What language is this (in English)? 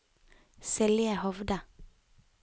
Norwegian